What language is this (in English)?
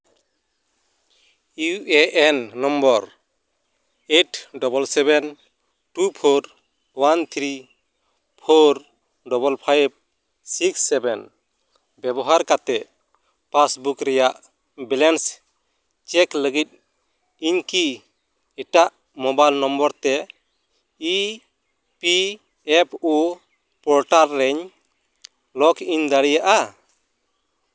Santali